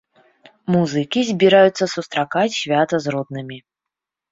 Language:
Belarusian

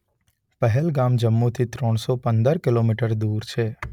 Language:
Gujarati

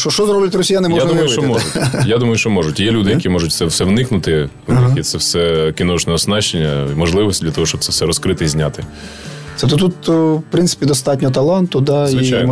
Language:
Ukrainian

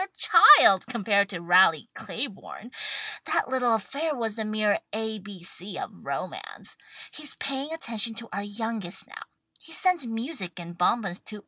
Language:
English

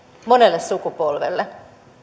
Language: Finnish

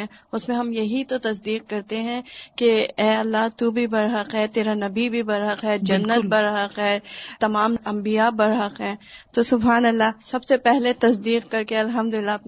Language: Urdu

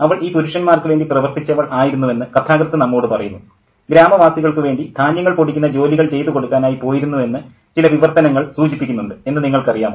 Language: Malayalam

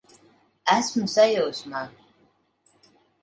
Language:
Latvian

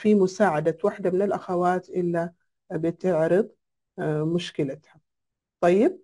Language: Arabic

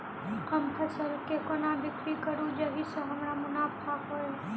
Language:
Maithili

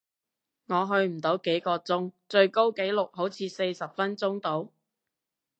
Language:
Cantonese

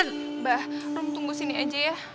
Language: Indonesian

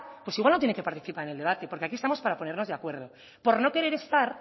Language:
Spanish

